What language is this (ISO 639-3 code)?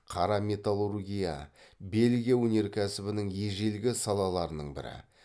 kaz